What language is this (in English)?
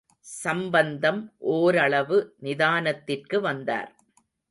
Tamil